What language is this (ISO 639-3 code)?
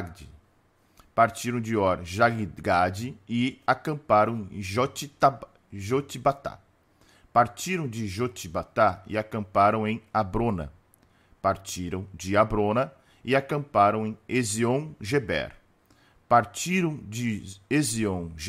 por